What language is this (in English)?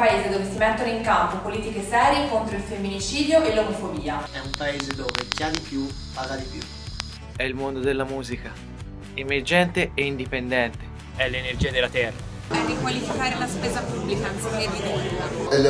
Italian